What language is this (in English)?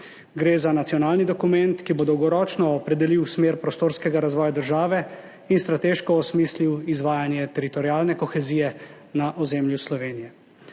Slovenian